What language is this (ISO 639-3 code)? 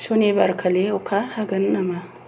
brx